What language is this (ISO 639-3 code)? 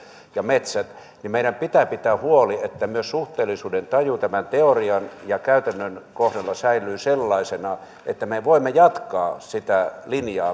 fin